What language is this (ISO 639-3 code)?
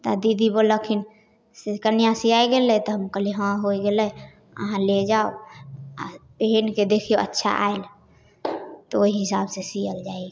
mai